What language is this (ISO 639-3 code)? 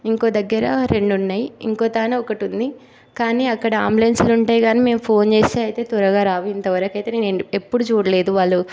tel